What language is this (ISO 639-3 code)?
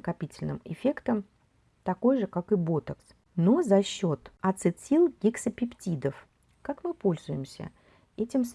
rus